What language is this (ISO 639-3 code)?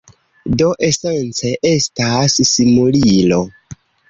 epo